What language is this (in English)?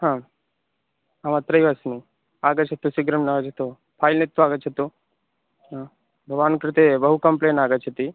Sanskrit